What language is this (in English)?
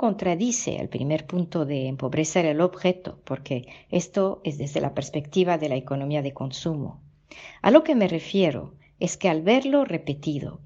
Spanish